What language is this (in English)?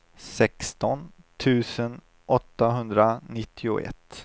Swedish